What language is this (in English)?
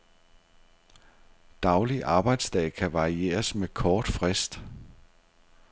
Danish